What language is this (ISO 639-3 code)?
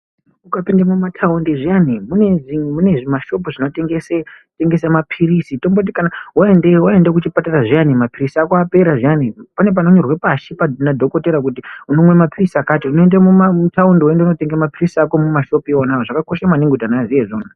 ndc